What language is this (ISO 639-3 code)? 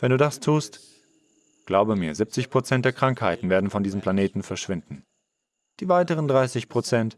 deu